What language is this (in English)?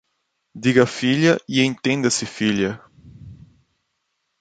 Portuguese